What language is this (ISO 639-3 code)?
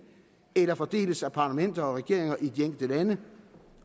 dan